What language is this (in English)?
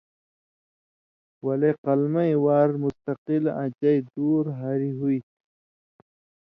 Indus Kohistani